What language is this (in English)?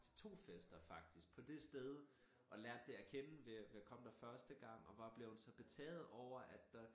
Danish